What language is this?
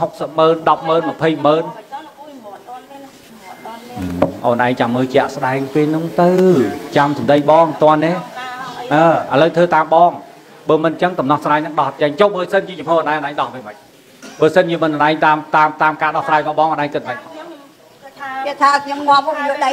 Vietnamese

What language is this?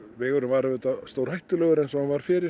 Icelandic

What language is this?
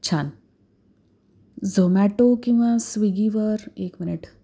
Marathi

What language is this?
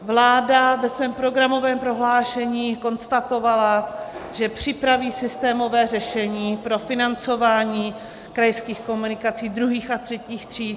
Czech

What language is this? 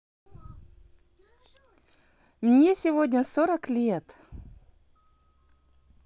Russian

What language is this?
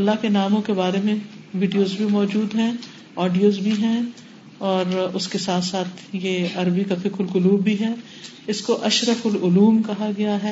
Urdu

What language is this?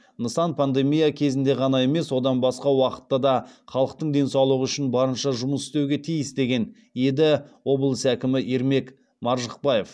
Kazakh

